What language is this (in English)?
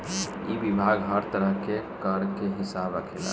Bhojpuri